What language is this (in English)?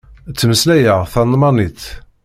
Kabyle